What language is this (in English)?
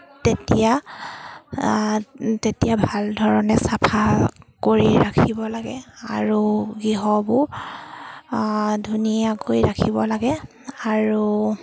Assamese